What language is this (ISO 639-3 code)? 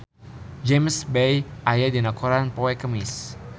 sun